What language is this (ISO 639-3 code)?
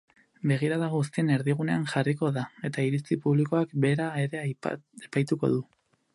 eus